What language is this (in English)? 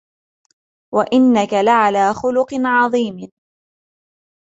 Arabic